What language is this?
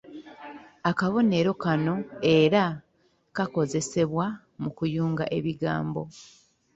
Ganda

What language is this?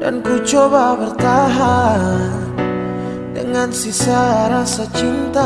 Indonesian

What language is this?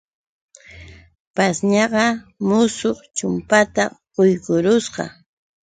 Yauyos Quechua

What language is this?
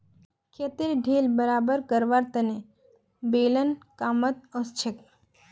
Magahi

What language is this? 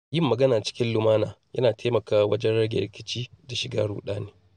Hausa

